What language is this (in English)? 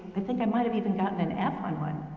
English